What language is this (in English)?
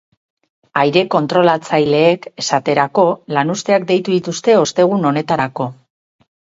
Basque